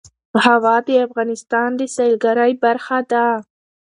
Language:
Pashto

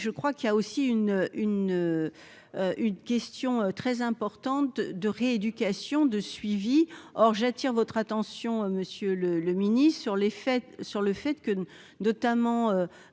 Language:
French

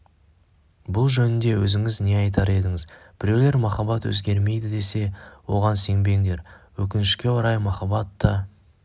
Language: Kazakh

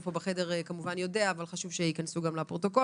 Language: Hebrew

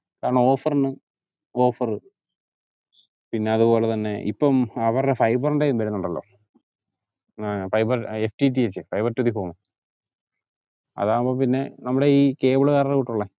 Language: Malayalam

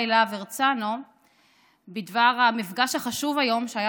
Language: Hebrew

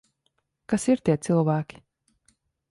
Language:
Latvian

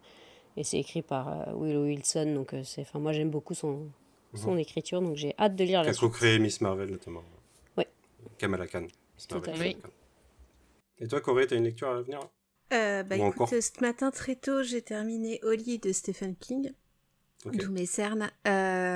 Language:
French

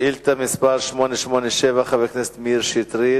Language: Hebrew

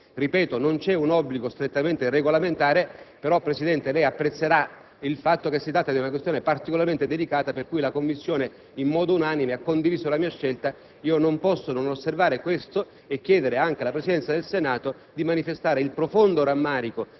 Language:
Italian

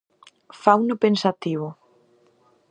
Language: Galician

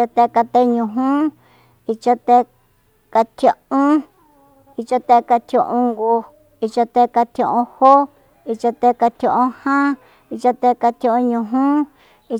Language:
Soyaltepec Mazatec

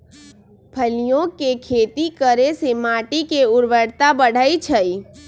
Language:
Magahi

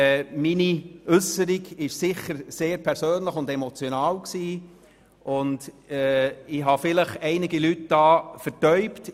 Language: Swiss German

